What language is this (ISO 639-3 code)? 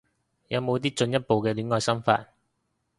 yue